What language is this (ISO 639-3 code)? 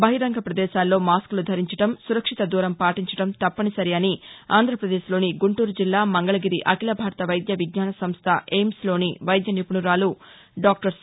tel